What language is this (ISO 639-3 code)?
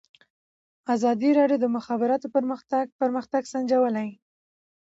pus